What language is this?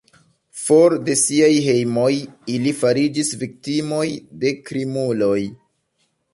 Esperanto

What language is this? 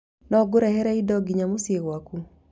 Kikuyu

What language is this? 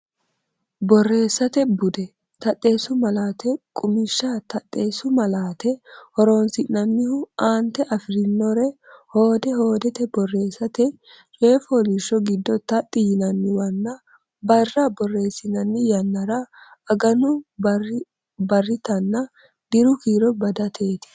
Sidamo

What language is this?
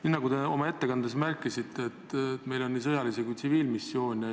Estonian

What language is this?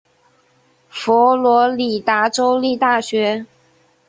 Chinese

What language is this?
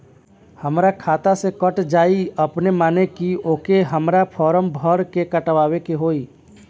Bhojpuri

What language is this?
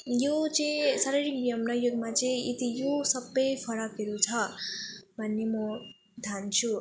Nepali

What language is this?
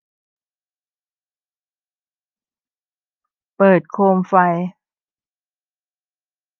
Thai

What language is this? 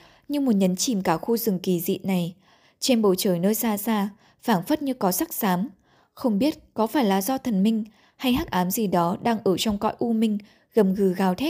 Vietnamese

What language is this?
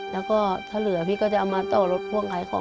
Thai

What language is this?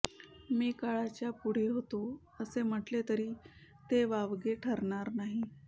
Marathi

